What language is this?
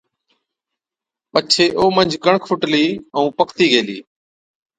Od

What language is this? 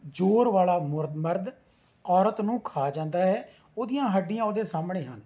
Punjabi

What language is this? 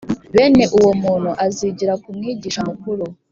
Kinyarwanda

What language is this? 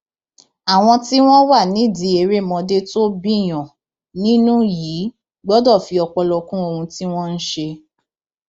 Yoruba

